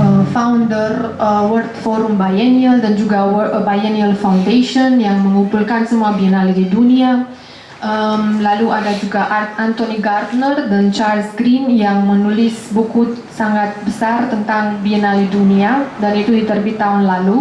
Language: Indonesian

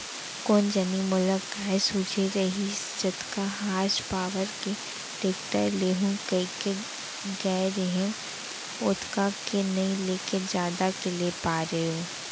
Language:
Chhattisgarhi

